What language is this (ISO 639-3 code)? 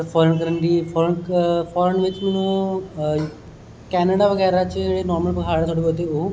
doi